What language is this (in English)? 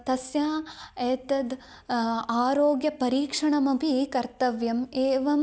Sanskrit